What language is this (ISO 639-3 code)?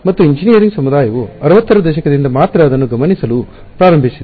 kan